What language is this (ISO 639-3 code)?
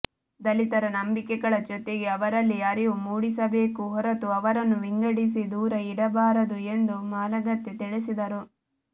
kan